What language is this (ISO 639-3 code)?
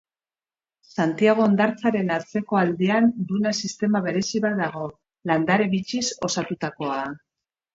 eus